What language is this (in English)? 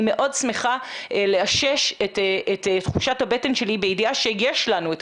Hebrew